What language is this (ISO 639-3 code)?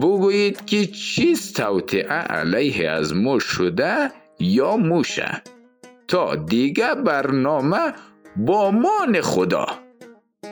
fas